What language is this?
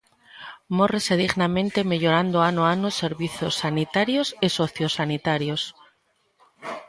Galician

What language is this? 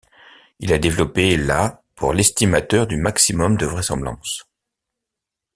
French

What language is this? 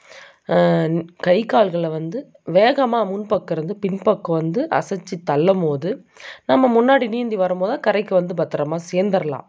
Tamil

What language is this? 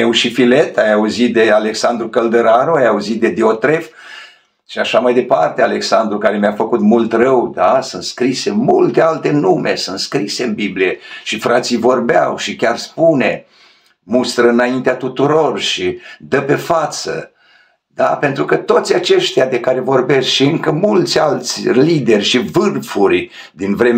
Romanian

